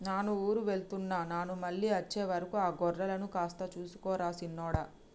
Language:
Telugu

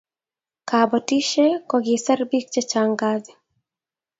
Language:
Kalenjin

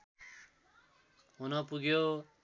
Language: Nepali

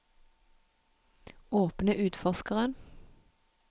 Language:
Norwegian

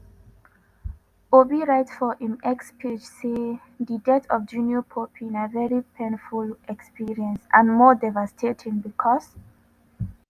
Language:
Nigerian Pidgin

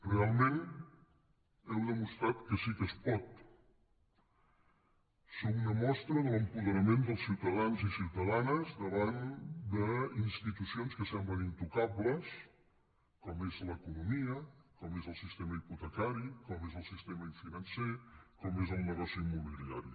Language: Catalan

